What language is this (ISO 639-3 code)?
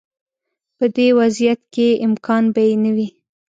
pus